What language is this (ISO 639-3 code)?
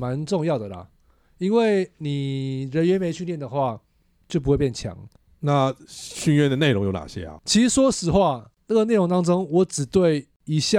zho